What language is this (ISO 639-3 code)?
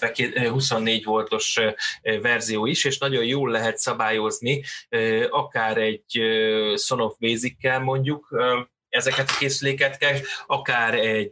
hun